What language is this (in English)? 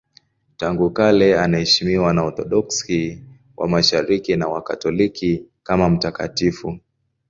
Swahili